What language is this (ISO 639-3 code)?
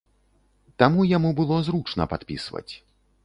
bel